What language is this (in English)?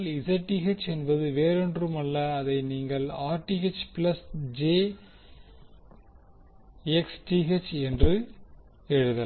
Tamil